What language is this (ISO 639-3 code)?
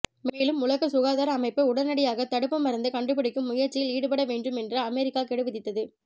tam